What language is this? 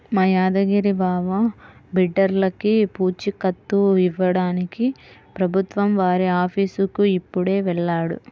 Telugu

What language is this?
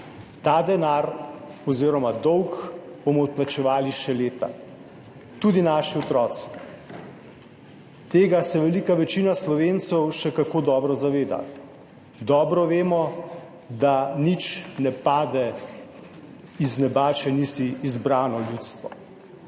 Slovenian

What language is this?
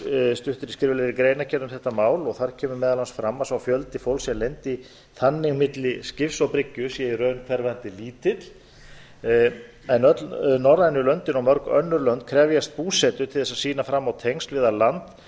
Icelandic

